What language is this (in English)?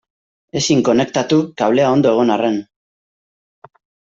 Basque